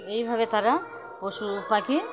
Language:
Bangla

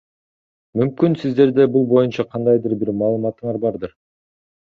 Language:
Kyrgyz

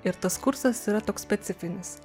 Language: Lithuanian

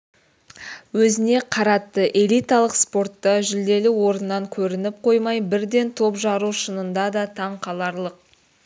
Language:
Kazakh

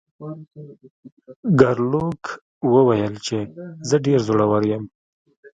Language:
Pashto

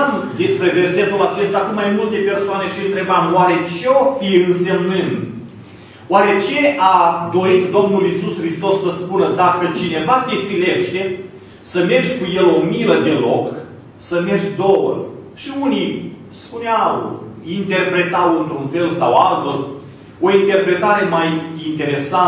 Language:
Romanian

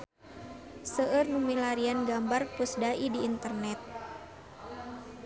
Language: Sundanese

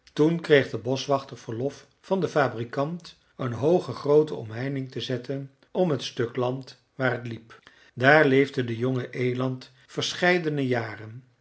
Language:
Dutch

